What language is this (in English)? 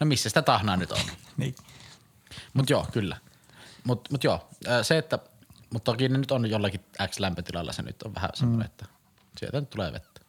Finnish